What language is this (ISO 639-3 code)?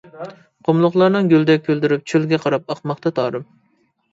uig